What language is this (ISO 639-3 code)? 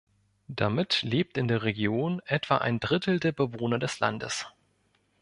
deu